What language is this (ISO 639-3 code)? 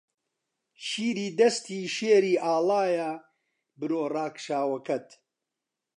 ckb